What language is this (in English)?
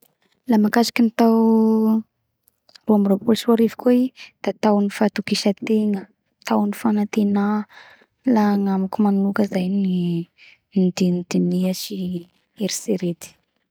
Bara Malagasy